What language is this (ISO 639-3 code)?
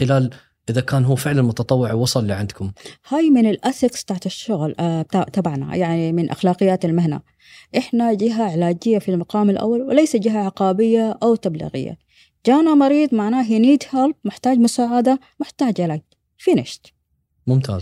ara